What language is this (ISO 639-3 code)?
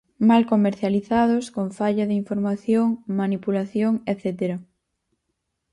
glg